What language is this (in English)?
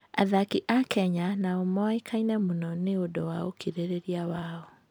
Kikuyu